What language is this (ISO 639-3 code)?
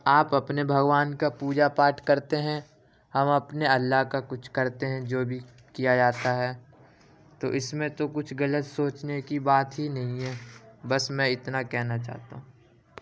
urd